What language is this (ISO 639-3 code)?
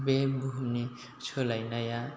brx